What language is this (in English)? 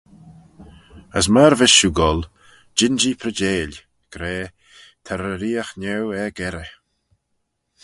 Manx